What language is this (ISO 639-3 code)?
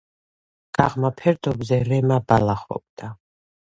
kat